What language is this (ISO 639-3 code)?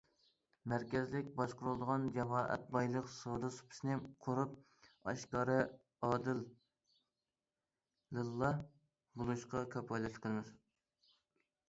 uig